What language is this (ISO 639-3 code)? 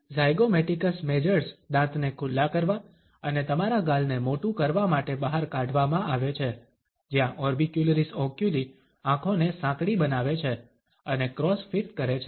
guj